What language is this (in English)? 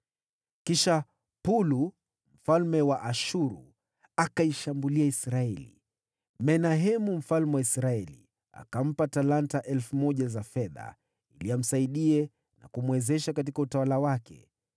Swahili